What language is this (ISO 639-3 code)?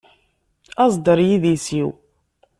kab